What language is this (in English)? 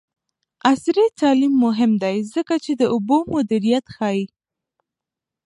Pashto